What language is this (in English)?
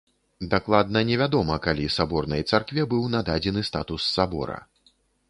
Belarusian